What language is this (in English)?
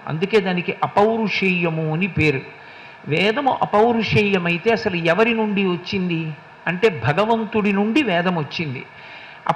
Telugu